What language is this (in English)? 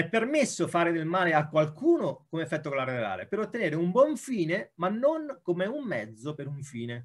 Italian